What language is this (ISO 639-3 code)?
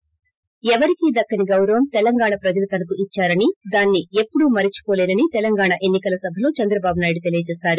tel